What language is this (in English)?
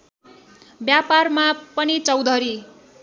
Nepali